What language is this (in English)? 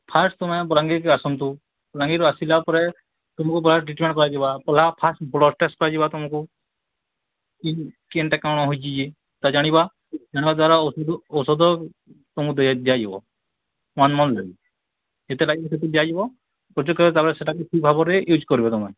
Odia